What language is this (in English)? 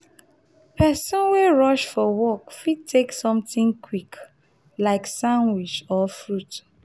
Nigerian Pidgin